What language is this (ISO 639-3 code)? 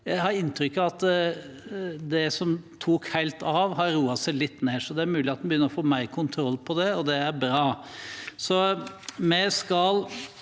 nor